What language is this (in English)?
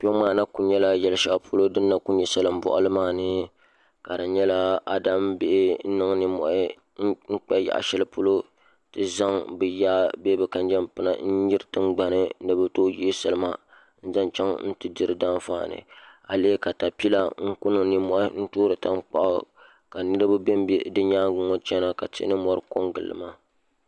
Dagbani